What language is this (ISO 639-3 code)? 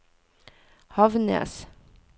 nor